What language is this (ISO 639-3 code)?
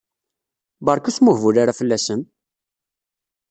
kab